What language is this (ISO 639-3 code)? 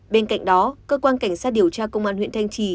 vie